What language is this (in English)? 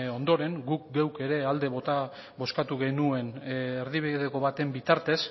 Basque